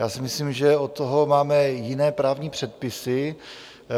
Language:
Czech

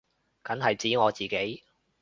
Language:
Cantonese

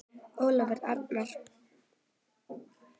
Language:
Icelandic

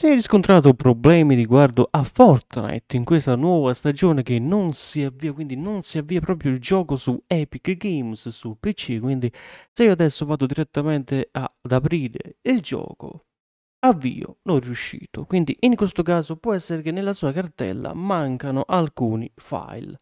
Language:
Italian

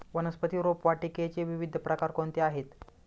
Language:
Marathi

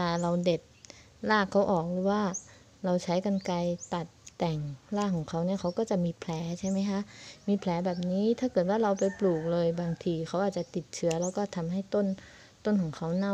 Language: Thai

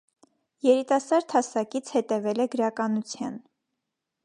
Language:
Armenian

